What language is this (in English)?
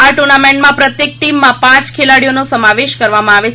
Gujarati